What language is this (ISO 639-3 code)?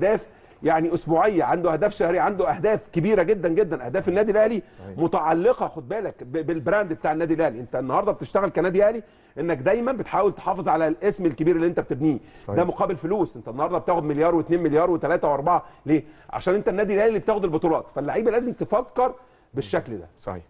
ara